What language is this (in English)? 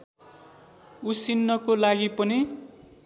Nepali